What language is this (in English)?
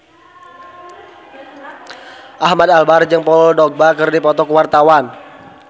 Sundanese